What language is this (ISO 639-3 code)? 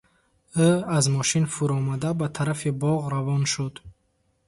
tgk